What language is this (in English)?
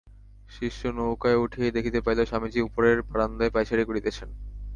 Bangla